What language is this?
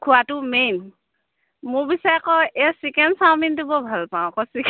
Assamese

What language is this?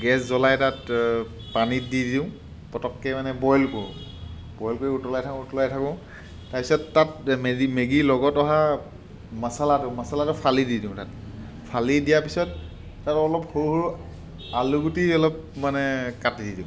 Assamese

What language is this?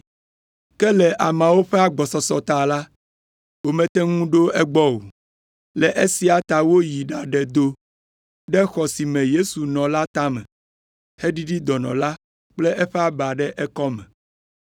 Ewe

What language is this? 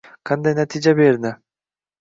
Uzbek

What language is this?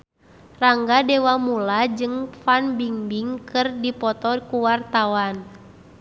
Sundanese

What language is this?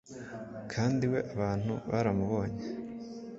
Kinyarwanda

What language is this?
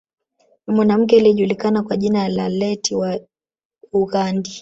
Swahili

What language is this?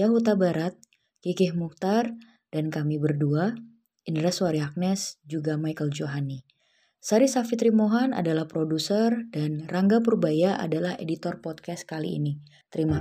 Indonesian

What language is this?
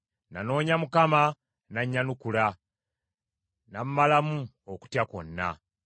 Ganda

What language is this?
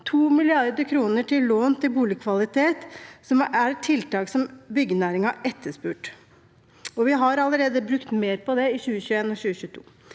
Norwegian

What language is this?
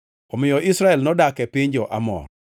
Luo (Kenya and Tanzania)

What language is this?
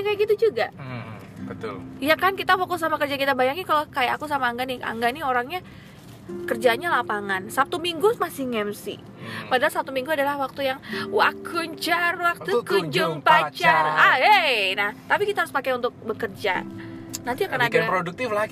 Indonesian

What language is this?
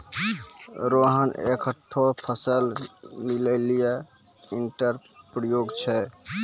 Maithili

